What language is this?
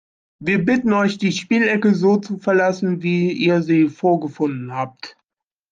German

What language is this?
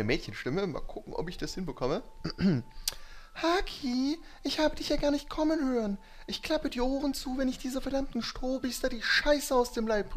German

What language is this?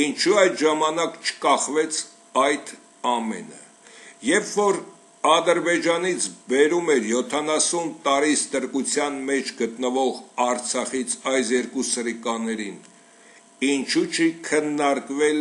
Turkish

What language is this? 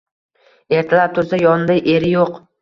Uzbek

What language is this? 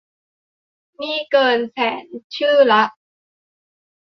Thai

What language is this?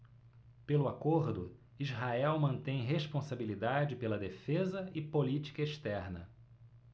Portuguese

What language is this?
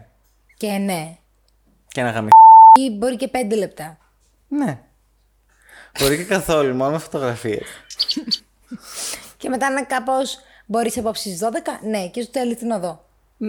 Greek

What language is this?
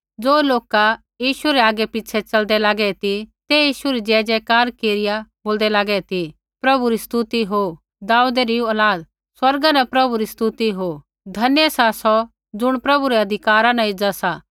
Kullu Pahari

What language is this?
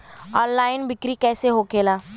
Bhojpuri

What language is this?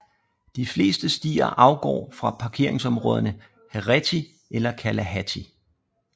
Danish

